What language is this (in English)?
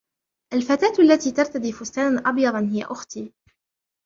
Arabic